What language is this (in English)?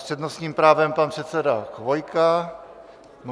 Czech